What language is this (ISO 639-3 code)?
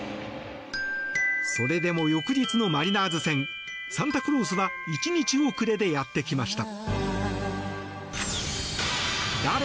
jpn